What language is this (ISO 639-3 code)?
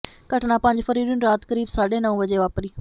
pan